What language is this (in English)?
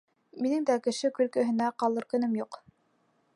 Bashkir